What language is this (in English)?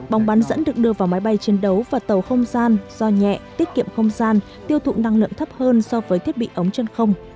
Vietnamese